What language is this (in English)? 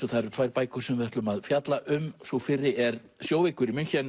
Icelandic